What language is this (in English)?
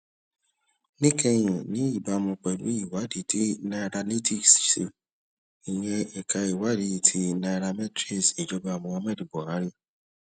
Yoruba